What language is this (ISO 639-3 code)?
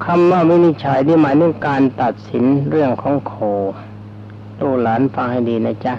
tha